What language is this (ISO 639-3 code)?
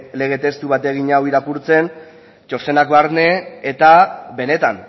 eus